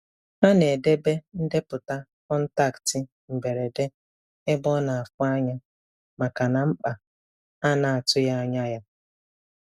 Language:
Igbo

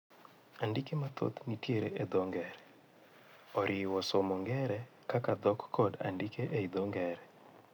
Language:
Luo (Kenya and Tanzania)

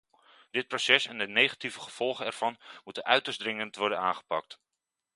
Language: Dutch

